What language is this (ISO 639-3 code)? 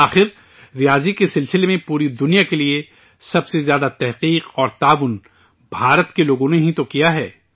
urd